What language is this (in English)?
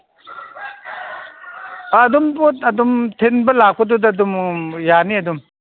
Manipuri